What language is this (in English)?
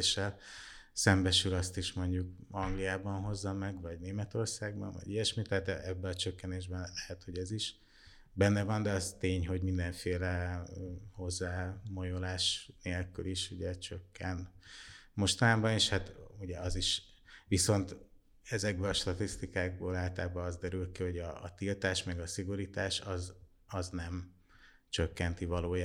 Hungarian